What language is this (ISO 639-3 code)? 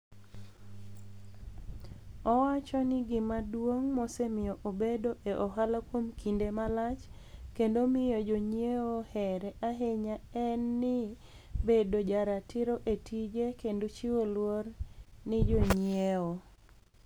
luo